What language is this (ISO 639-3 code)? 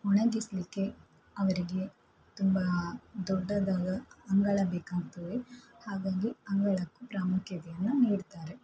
kan